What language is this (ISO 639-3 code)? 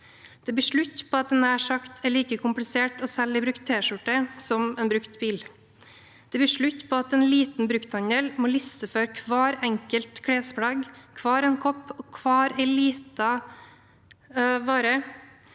nor